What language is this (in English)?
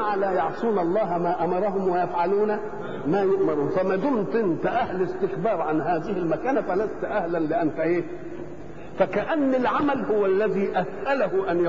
Arabic